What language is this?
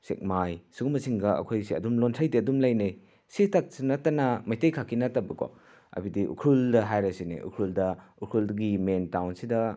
Manipuri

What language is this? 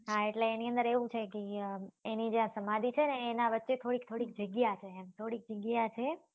Gujarati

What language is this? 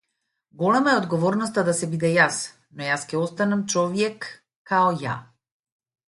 Macedonian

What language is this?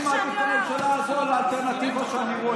Hebrew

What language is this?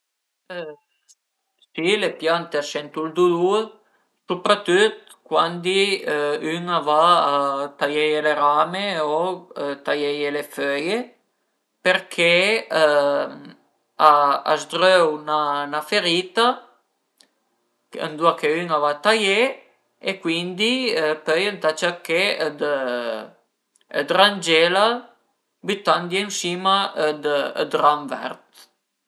Piedmontese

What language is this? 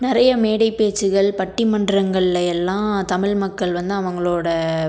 Tamil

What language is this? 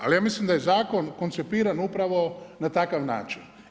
Croatian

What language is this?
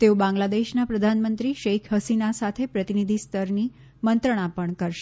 Gujarati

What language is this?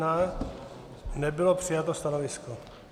Czech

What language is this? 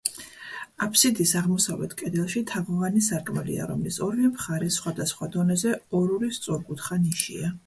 Georgian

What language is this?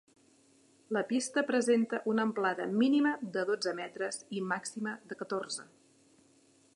Catalan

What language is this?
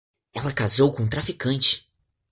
Portuguese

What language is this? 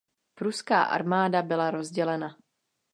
Czech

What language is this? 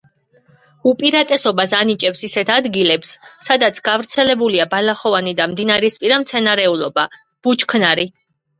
Georgian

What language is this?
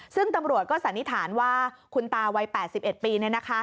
Thai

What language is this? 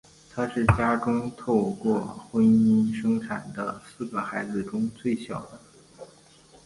Chinese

